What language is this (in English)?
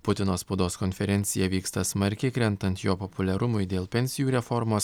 Lithuanian